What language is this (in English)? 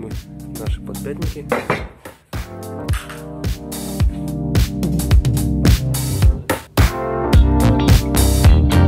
Russian